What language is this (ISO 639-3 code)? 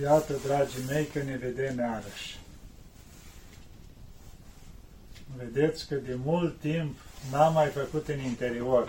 ron